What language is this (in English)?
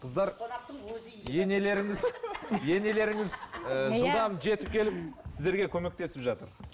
Kazakh